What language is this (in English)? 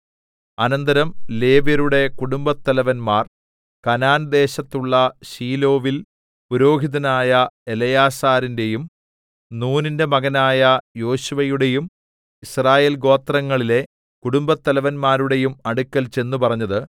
Malayalam